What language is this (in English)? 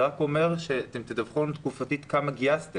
Hebrew